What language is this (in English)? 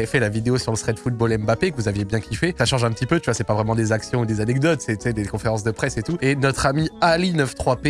French